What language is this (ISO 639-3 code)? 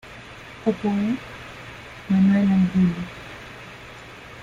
spa